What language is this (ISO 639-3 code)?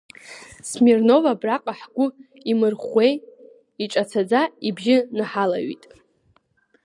abk